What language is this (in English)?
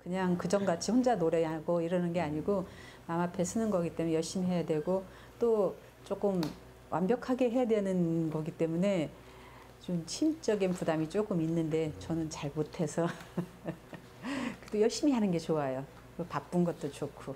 Korean